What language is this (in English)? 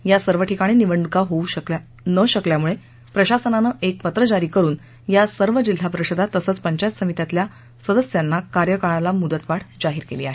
Marathi